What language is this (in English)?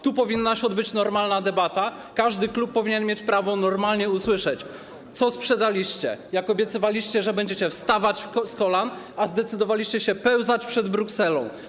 Polish